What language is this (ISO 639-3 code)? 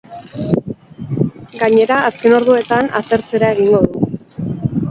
eus